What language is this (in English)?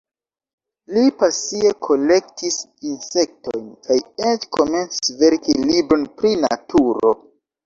Esperanto